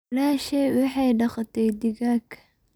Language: Somali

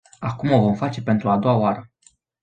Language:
Romanian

